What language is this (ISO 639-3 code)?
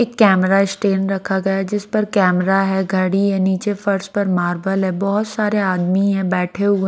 hin